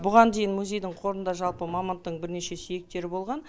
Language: Kazakh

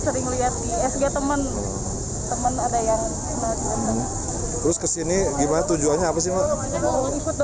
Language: Indonesian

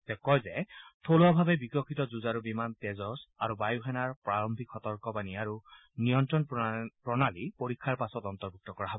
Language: Assamese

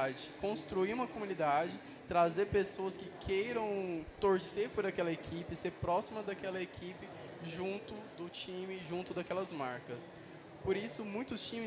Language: Portuguese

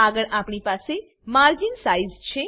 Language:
Gujarati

